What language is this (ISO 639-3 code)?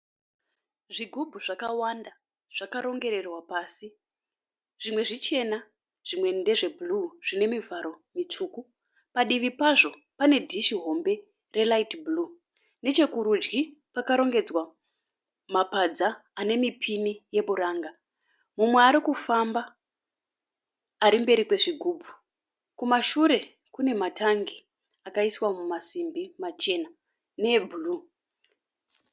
sna